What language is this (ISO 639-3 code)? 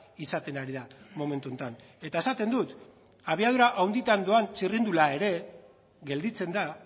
eus